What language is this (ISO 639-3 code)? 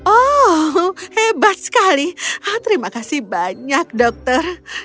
ind